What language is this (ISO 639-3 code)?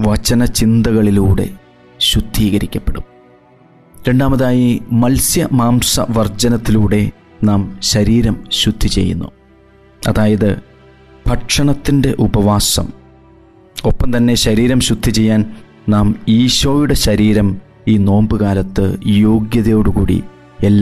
mal